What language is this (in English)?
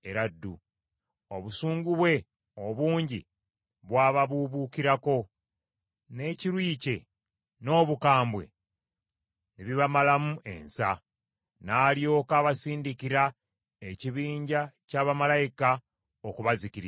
Ganda